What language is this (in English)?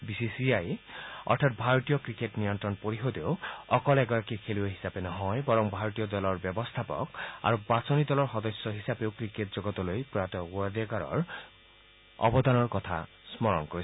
Assamese